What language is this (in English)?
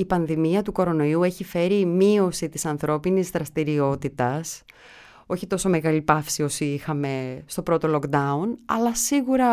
Greek